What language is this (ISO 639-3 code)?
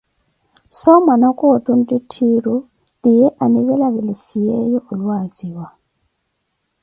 eko